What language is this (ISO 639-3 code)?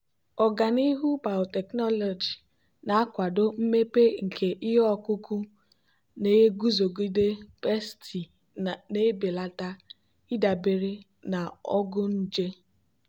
ibo